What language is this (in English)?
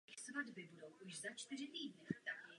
Czech